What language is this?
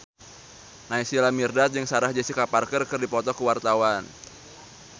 Sundanese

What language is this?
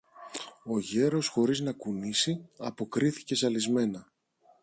Greek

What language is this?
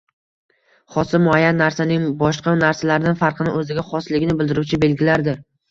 Uzbek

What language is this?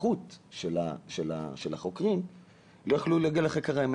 Hebrew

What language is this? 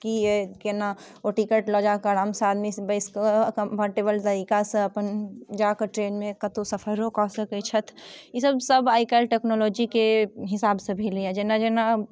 Maithili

